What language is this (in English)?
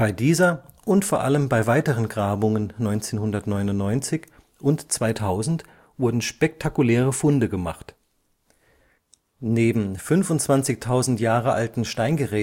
German